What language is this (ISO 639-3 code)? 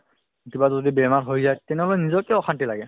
asm